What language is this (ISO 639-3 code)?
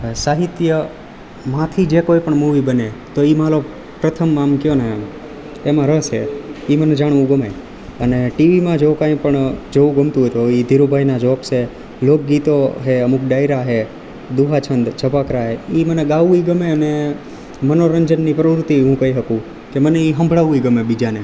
guj